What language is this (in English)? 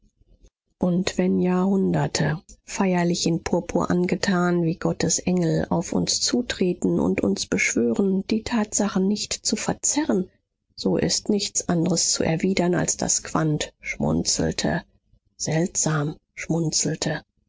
German